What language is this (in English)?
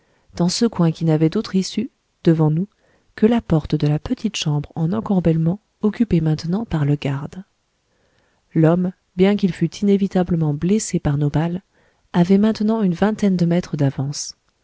French